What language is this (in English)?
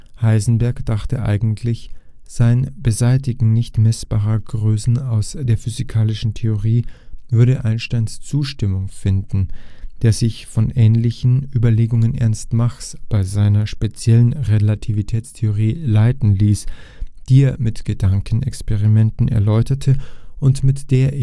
German